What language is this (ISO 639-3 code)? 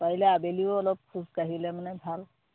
asm